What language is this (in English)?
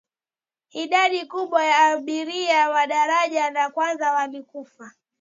Swahili